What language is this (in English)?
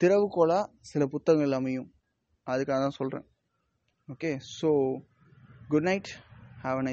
Tamil